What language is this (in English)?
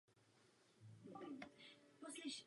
Czech